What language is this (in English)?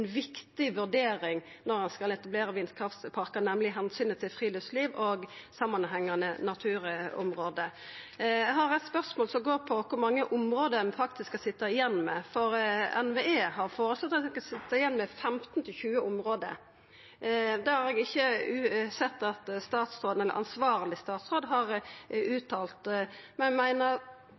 Norwegian Nynorsk